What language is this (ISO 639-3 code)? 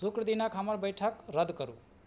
mai